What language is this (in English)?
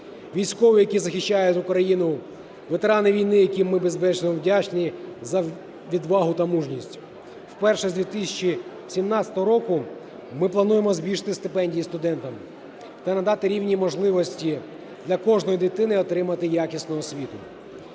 Ukrainian